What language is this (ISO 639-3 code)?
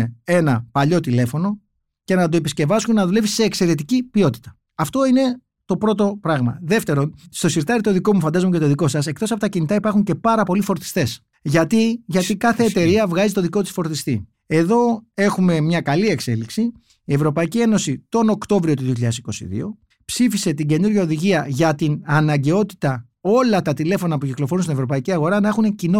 ell